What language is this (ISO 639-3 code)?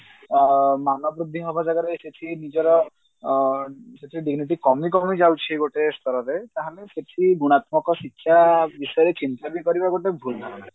ori